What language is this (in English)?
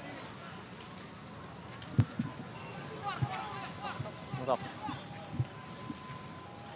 Indonesian